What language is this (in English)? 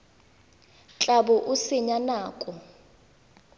Tswana